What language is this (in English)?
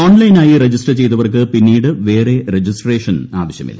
Malayalam